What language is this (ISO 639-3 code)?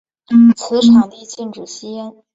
zho